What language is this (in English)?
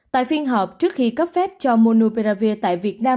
Vietnamese